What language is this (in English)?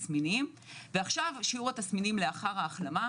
Hebrew